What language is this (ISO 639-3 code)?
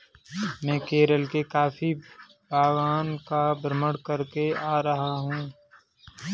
hin